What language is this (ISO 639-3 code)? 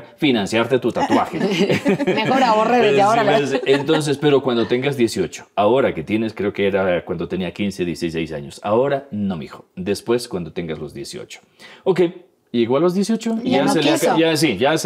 spa